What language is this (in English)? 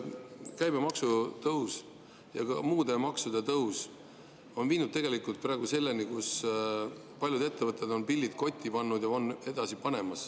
Estonian